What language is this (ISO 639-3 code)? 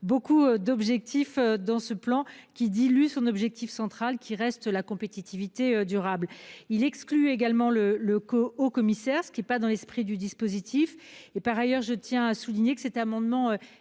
fra